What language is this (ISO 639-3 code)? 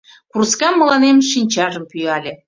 chm